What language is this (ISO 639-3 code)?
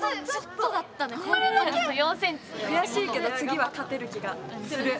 jpn